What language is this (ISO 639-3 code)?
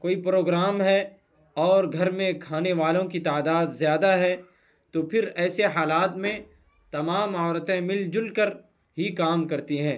urd